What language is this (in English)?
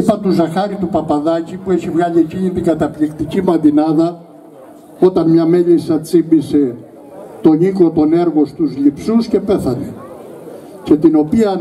Greek